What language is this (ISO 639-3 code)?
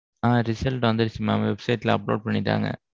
tam